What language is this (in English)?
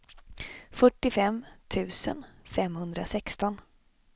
Swedish